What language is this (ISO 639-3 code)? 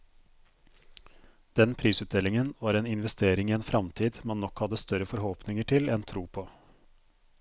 nor